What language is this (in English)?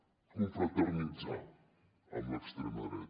Catalan